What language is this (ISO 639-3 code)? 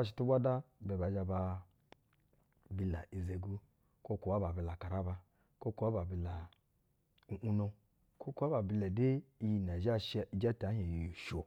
bzw